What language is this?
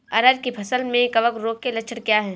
Hindi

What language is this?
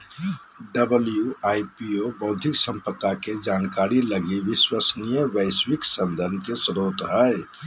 Magahi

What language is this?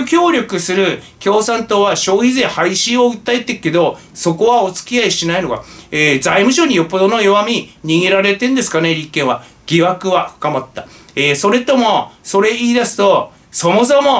Japanese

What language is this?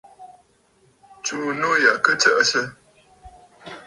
Bafut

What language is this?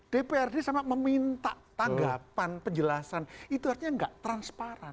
Indonesian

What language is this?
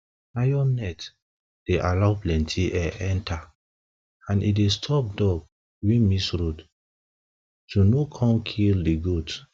Nigerian Pidgin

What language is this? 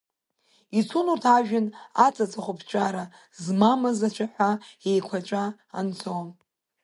Abkhazian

